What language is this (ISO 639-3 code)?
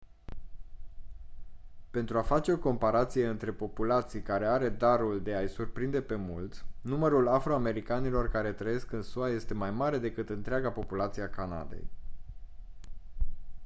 ron